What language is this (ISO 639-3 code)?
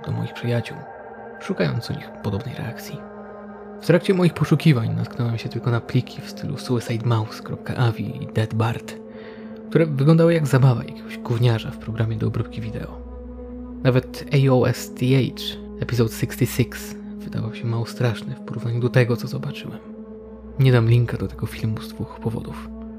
pol